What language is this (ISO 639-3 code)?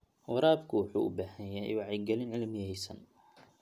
som